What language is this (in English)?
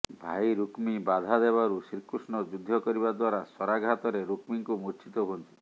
Odia